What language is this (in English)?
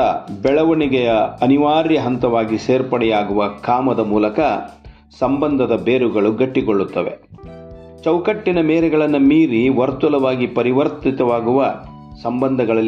Kannada